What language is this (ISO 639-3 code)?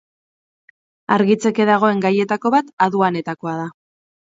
eus